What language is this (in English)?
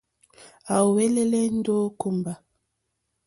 Mokpwe